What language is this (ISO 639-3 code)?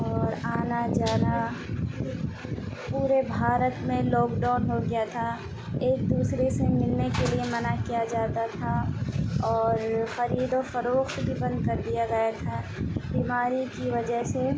urd